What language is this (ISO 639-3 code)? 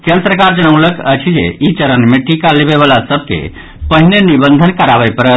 mai